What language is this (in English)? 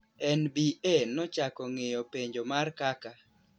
Luo (Kenya and Tanzania)